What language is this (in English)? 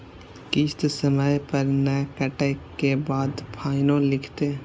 Maithili